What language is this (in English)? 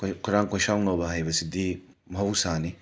Manipuri